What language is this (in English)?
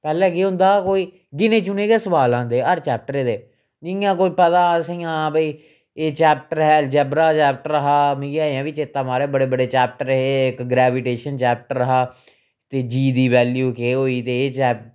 Dogri